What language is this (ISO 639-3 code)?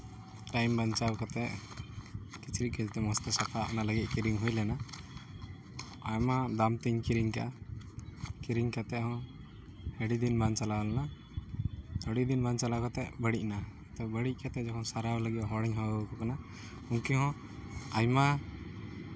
sat